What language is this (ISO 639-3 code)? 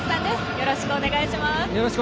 jpn